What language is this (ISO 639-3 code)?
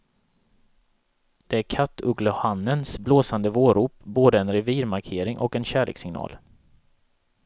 swe